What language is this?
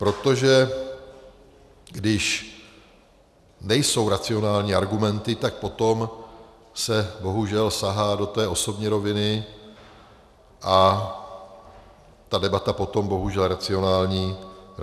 Czech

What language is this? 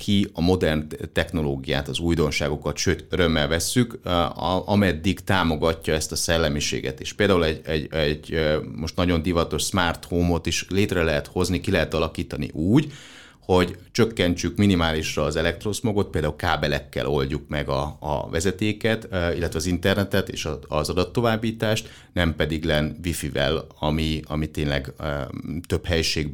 Hungarian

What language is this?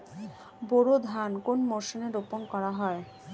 Bangla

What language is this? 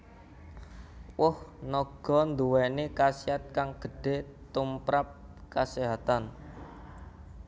Javanese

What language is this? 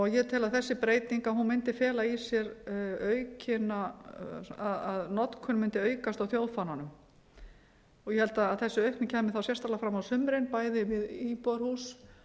Icelandic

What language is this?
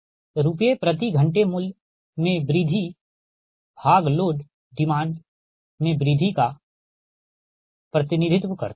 Hindi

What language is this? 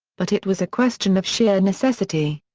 English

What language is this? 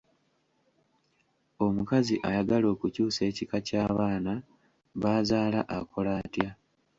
Ganda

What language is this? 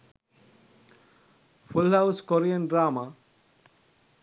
Sinhala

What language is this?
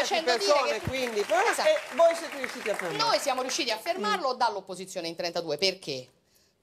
Italian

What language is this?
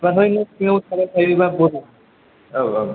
Bodo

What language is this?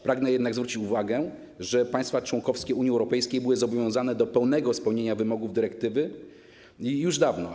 Polish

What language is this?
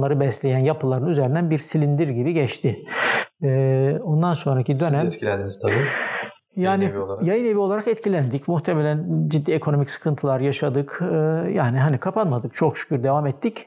Turkish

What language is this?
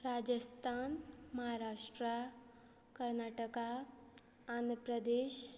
Konkani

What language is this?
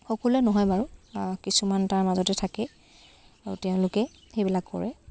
Assamese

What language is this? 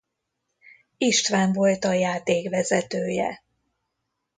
Hungarian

